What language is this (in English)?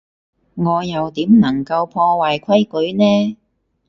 Cantonese